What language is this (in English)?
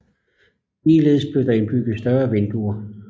Danish